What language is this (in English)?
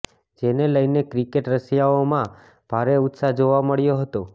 Gujarati